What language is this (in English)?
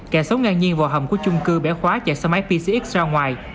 Vietnamese